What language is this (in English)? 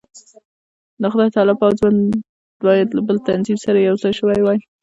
Pashto